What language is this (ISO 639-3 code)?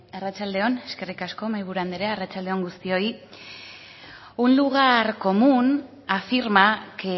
eus